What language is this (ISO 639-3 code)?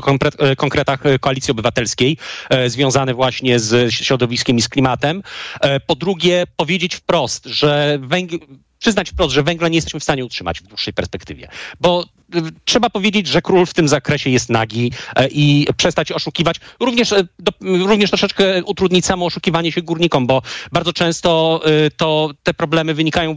pol